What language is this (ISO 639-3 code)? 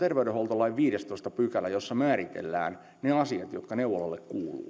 fin